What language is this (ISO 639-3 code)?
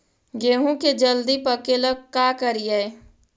mag